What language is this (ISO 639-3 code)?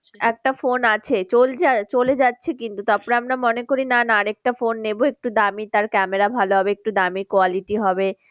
ben